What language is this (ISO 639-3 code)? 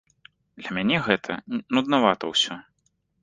bel